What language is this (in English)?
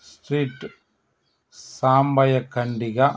Telugu